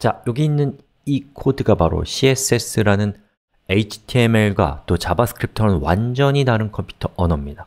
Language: Korean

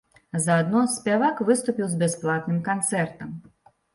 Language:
Belarusian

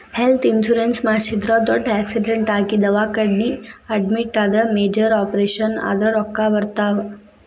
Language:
Kannada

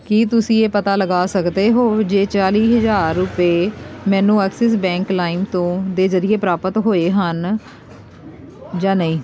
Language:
Punjabi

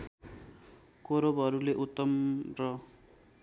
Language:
Nepali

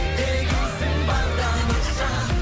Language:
Kazakh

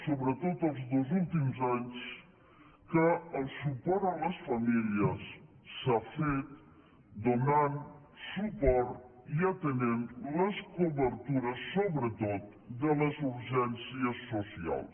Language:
Catalan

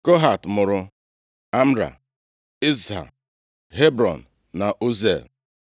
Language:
Igbo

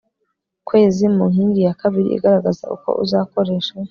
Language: Kinyarwanda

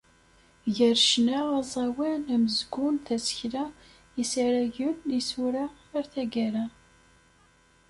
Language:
Kabyle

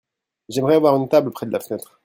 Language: French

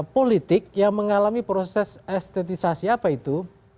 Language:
Indonesian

